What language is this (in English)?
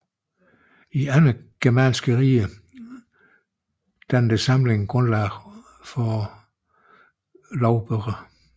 Danish